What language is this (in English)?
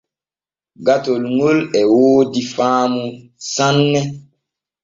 Borgu Fulfulde